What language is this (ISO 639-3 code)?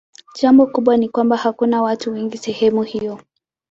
swa